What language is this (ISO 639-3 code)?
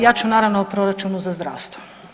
hrv